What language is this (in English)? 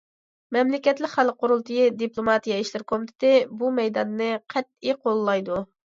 Uyghur